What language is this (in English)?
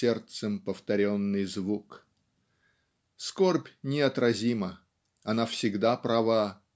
Russian